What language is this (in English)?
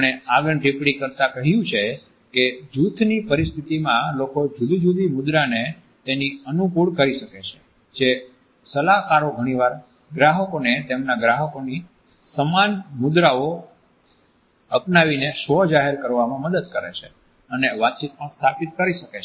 Gujarati